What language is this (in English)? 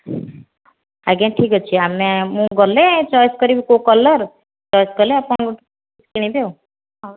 Odia